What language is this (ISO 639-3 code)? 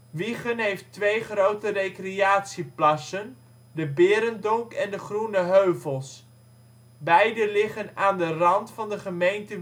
nld